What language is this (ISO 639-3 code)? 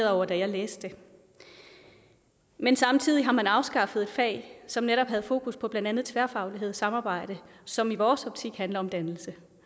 dan